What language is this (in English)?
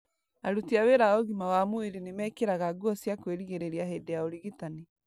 Kikuyu